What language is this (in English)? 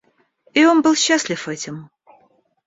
Russian